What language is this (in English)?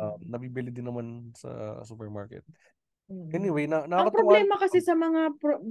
Filipino